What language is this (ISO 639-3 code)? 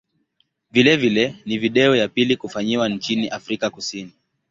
swa